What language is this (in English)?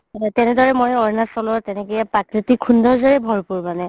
Assamese